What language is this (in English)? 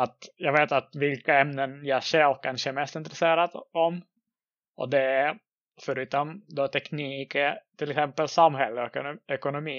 Swedish